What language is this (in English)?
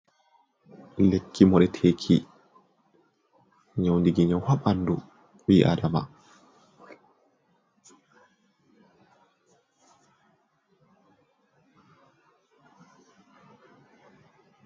Fula